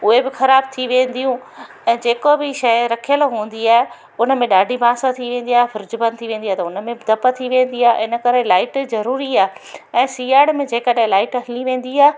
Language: Sindhi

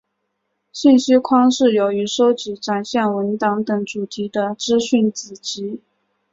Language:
Chinese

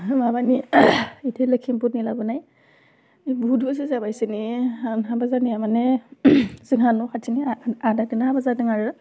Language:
Bodo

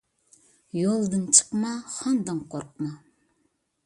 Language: Uyghur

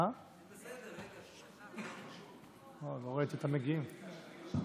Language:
Hebrew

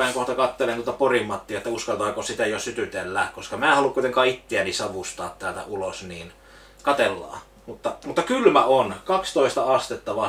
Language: Finnish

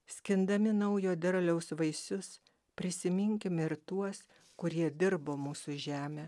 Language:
Lithuanian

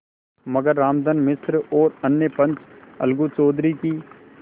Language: Hindi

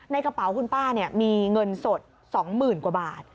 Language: Thai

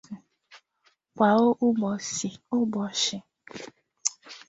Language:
Igbo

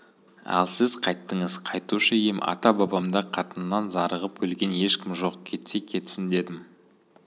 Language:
Kazakh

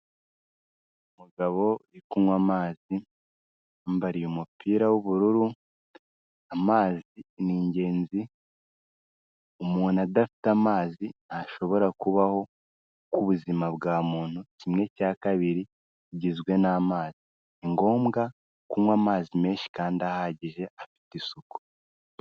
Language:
Kinyarwanda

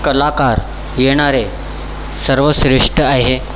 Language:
Marathi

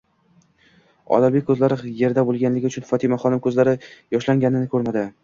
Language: Uzbek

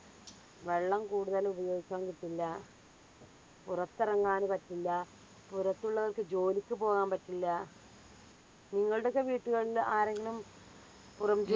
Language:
Malayalam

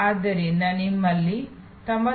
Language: Kannada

